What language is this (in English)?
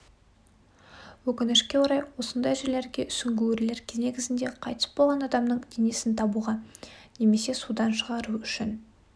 Kazakh